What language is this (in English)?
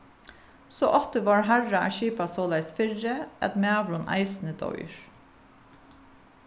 Faroese